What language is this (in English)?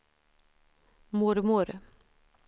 Swedish